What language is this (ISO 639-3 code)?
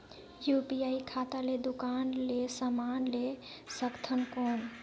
hne